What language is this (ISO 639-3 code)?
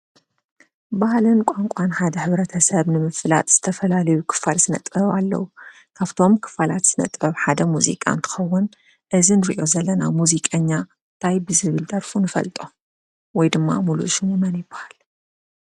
tir